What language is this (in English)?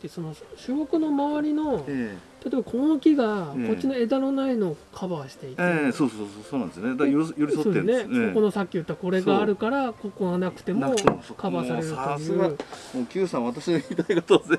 Japanese